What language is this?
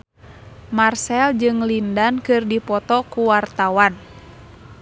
Sundanese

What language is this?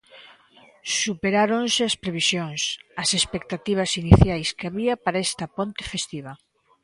Galician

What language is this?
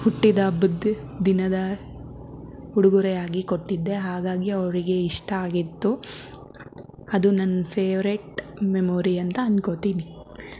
Kannada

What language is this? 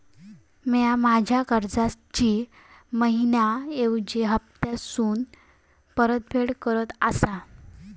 Marathi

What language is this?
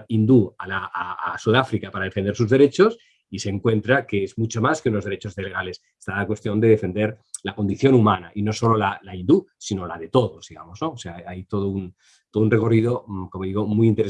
Spanish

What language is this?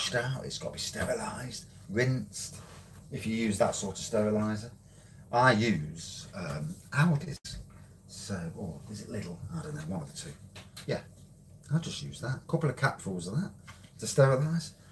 English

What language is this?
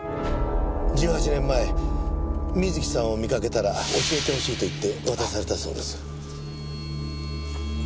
Japanese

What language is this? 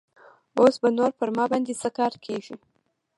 Pashto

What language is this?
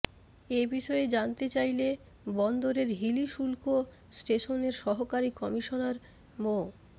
Bangla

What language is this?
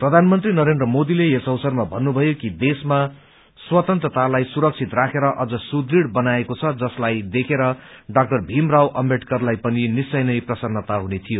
Nepali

